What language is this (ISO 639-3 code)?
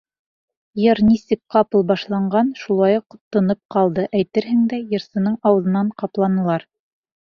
bak